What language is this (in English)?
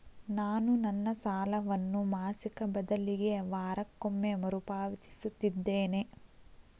Kannada